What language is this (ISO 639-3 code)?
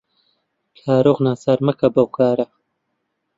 ckb